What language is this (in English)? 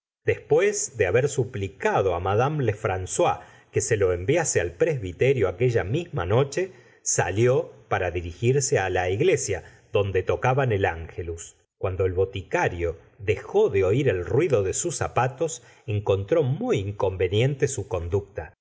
Spanish